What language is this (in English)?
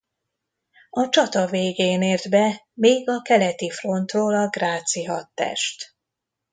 Hungarian